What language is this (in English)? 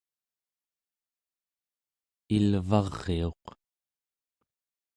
Central Yupik